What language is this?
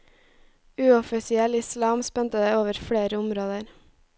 Norwegian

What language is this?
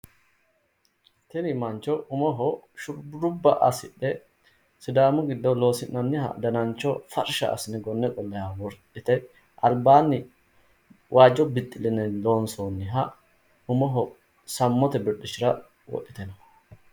Sidamo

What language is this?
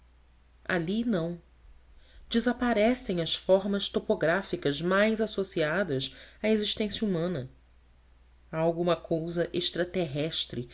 Portuguese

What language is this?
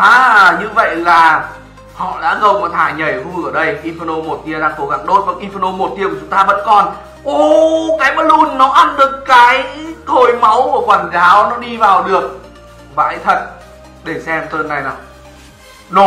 Vietnamese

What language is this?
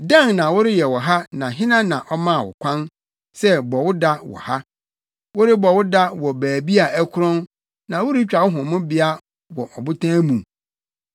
Akan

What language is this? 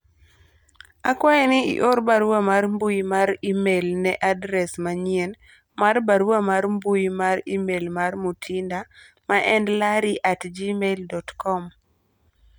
Luo (Kenya and Tanzania)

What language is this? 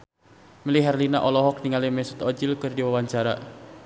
Sundanese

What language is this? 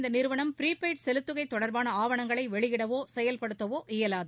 Tamil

